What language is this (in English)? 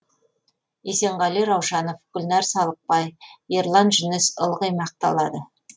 Kazakh